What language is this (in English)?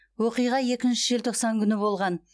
Kazakh